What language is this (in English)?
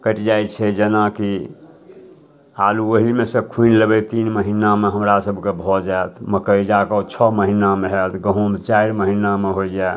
Maithili